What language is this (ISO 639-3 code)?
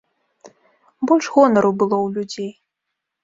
bel